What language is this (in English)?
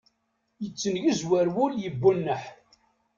Kabyle